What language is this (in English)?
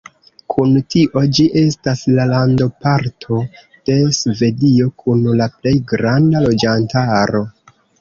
Esperanto